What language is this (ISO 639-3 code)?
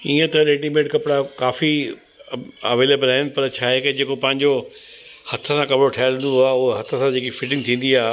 snd